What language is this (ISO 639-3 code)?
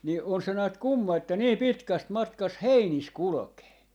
fin